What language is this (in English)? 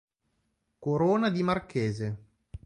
Italian